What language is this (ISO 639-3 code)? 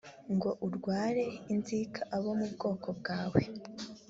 kin